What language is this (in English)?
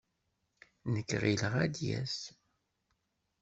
Kabyle